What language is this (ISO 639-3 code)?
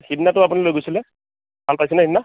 asm